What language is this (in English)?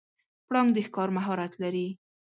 Pashto